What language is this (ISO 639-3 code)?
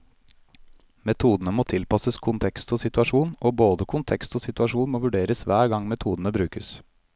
nor